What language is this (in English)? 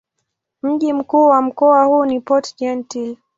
Swahili